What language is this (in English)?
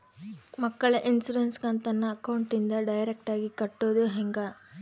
Kannada